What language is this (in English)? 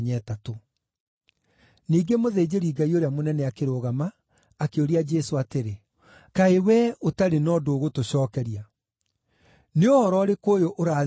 Kikuyu